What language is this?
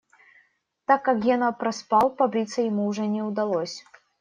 Russian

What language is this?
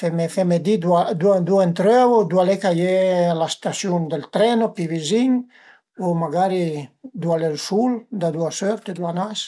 Piedmontese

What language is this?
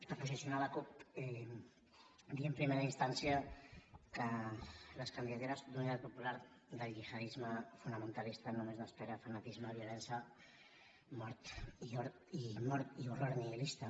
Catalan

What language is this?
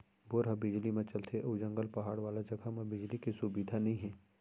Chhattisgarhi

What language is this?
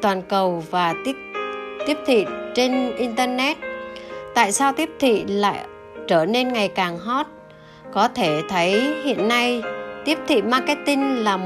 Vietnamese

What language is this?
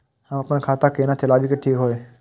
Maithili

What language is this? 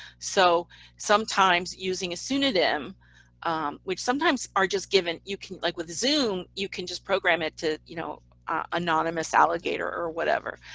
English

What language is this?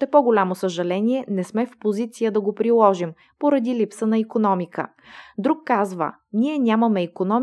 Bulgarian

